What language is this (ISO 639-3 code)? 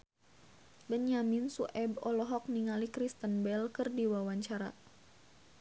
sun